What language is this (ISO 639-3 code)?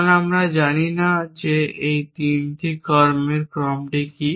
ben